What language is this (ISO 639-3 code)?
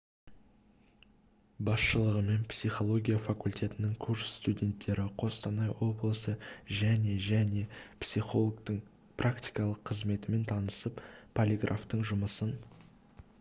kaz